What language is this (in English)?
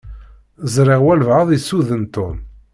Kabyle